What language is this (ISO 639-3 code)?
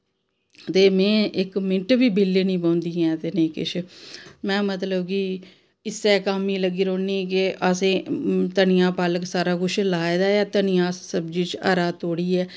doi